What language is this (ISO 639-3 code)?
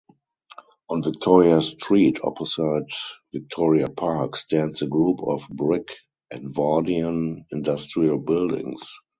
eng